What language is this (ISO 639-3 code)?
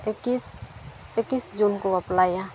sat